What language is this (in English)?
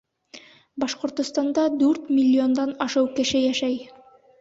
Bashkir